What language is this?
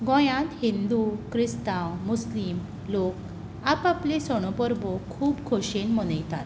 Konkani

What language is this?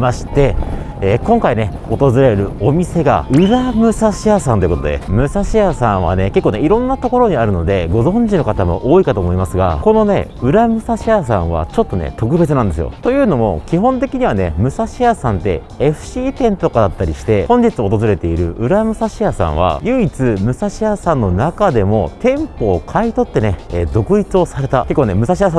Japanese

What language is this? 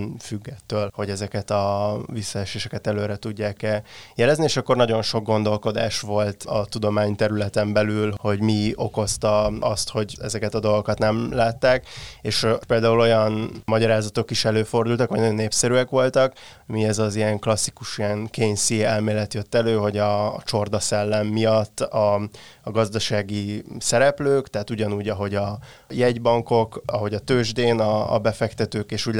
Hungarian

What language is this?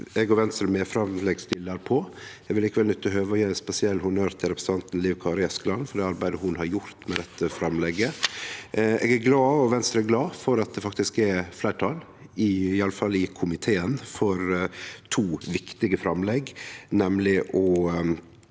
Norwegian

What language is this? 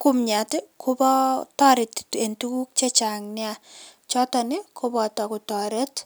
Kalenjin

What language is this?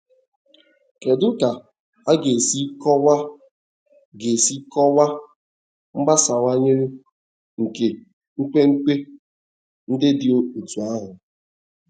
Igbo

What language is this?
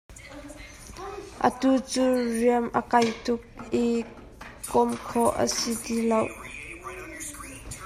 Hakha Chin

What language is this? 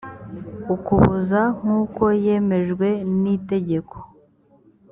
Kinyarwanda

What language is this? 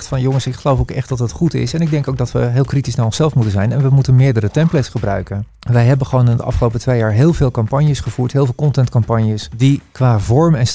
Dutch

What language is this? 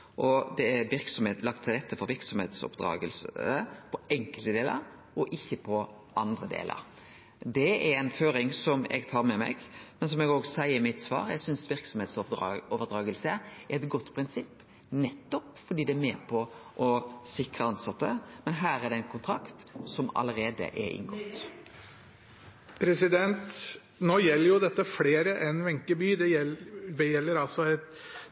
Norwegian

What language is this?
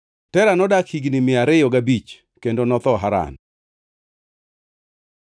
Luo (Kenya and Tanzania)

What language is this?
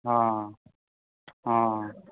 Maithili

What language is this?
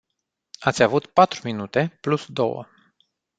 Romanian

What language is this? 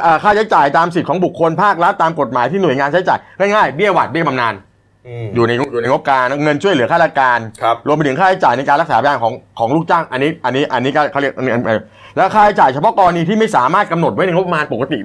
Thai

